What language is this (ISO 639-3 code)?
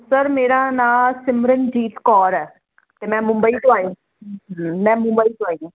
pan